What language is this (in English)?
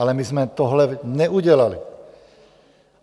Czech